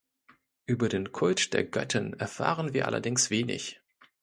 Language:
German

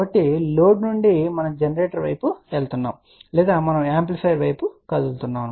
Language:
Telugu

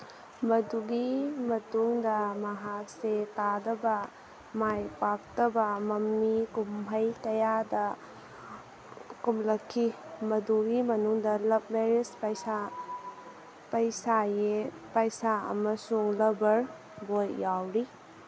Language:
Manipuri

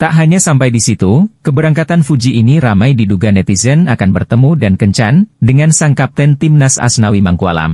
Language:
Indonesian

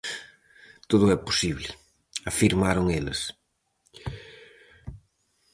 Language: Galician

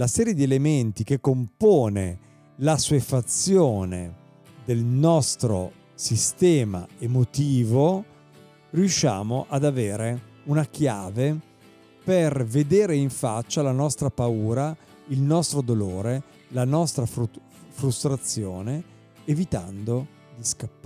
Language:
Italian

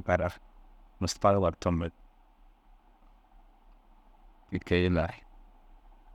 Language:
Dazaga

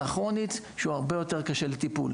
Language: Hebrew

